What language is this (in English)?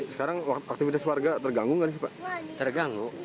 Indonesian